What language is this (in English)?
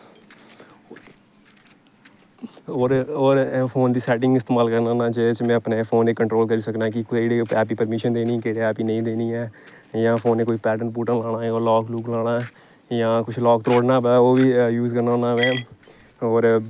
Dogri